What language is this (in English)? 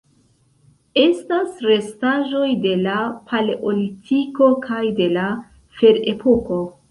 Esperanto